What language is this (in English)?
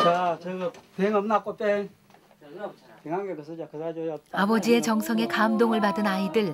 Korean